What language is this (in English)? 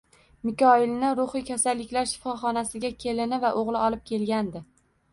Uzbek